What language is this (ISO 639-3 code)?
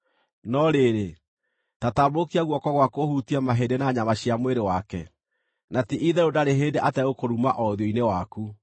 kik